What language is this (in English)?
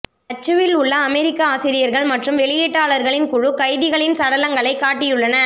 Tamil